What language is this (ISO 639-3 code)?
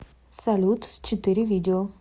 rus